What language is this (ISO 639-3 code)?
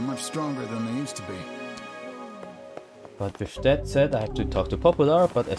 eng